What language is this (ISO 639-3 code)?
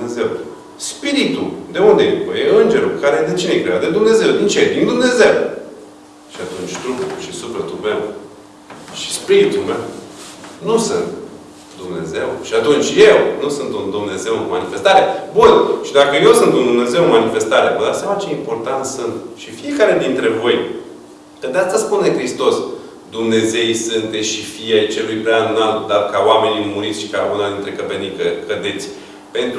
ron